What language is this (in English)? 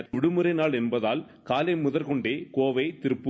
Tamil